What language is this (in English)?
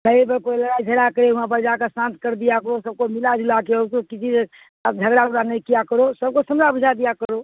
Urdu